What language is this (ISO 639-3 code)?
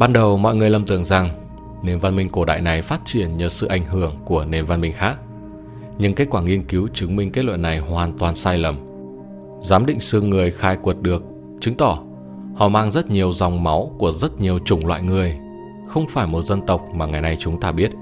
vie